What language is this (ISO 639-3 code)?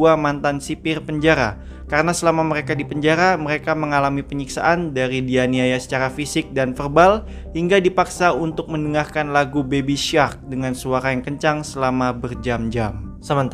ind